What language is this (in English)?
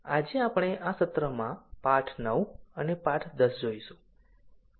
Gujarati